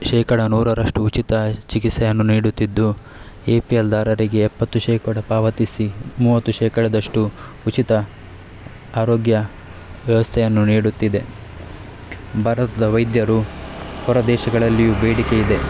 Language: Kannada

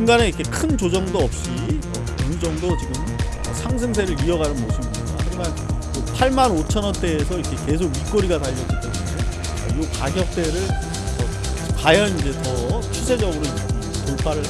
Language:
Korean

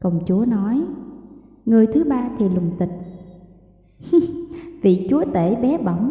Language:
Vietnamese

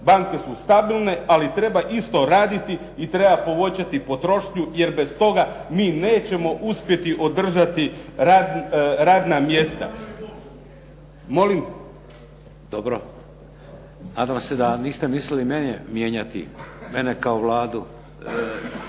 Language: Croatian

